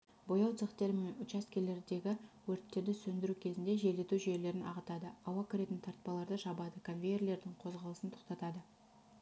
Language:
Kazakh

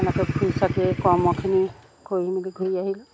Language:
Assamese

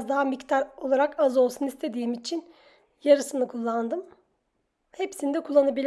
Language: Turkish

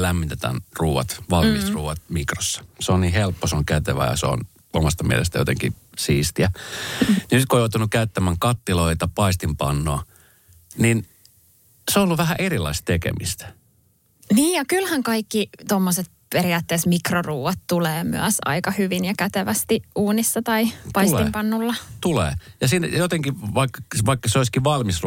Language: Finnish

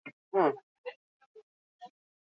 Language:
Basque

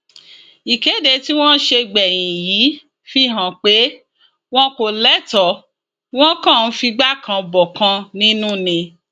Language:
Yoruba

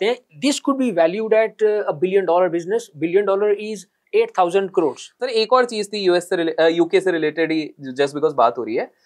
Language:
Hindi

